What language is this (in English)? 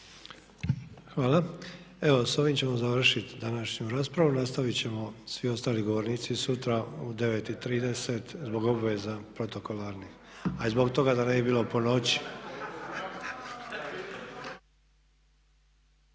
Croatian